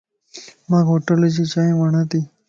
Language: Lasi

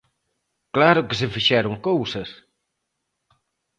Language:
Galician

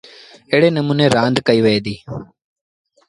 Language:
Sindhi Bhil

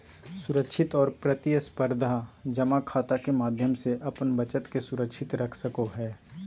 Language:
Magahi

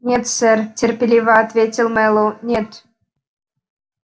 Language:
Russian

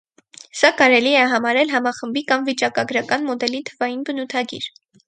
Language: Armenian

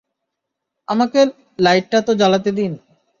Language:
Bangla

